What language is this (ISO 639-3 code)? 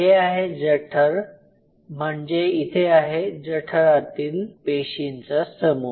mar